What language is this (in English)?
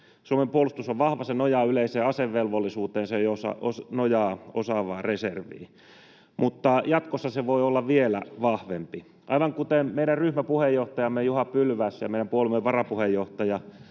Finnish